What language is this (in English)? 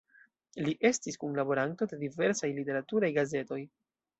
Esperanto